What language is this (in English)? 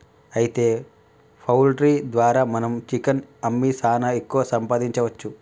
Telugu